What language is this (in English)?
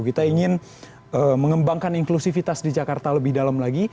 Indonesian